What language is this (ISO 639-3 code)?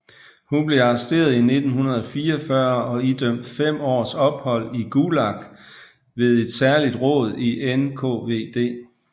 dan